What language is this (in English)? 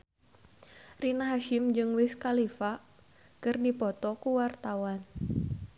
Sundanese